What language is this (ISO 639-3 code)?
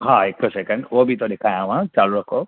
snd